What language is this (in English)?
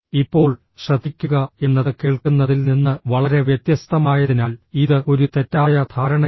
Malayalam